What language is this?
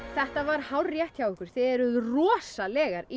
Icelandic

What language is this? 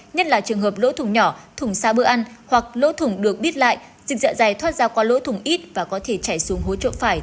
Vietnamese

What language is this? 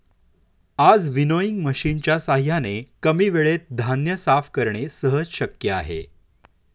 Marathi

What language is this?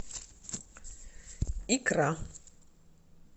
Russian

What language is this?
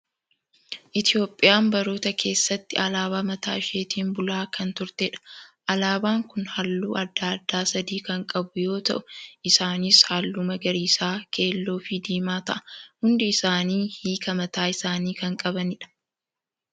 Oromo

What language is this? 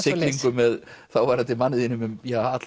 Icelandic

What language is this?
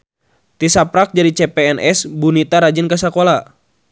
Sundanese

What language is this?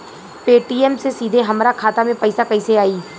Bhojpuri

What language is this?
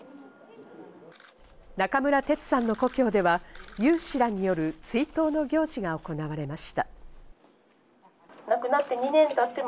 Japanese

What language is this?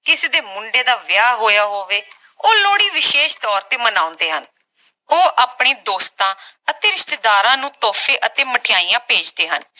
Punjabi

